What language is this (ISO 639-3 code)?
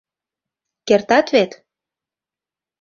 chm